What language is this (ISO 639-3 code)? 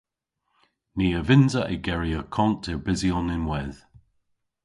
cor